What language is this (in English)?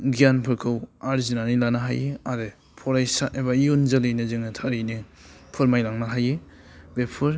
Bodo